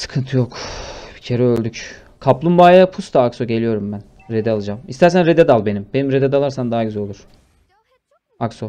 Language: Turkish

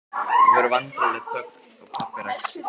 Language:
Icelandic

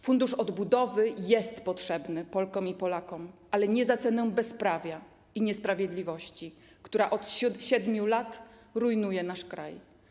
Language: Polish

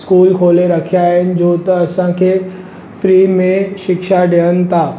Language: Sindhi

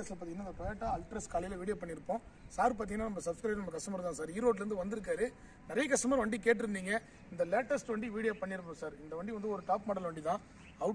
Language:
Arabic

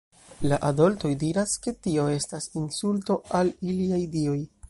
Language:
Esperanto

